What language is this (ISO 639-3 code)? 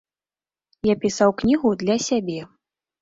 bel